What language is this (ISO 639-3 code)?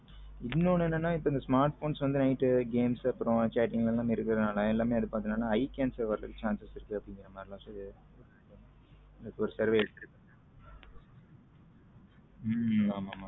tam